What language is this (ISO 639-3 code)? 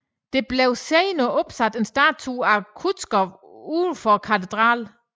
dan